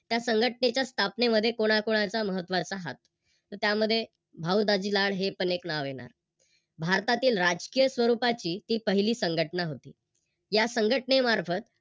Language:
Marathi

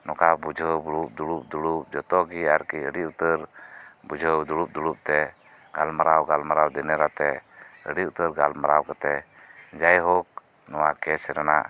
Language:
Santali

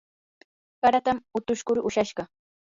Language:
Yanahuanca Pasco Quechua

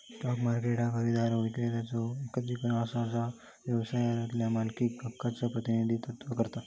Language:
Marathi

